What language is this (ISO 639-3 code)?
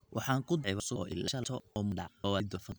som